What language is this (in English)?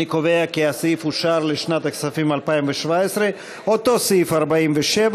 Hebrew